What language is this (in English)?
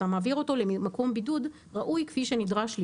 Hebrew